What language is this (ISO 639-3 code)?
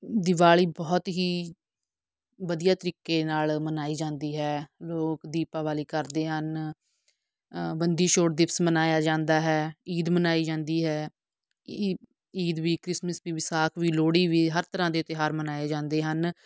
pan